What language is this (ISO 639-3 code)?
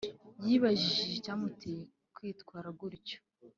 kin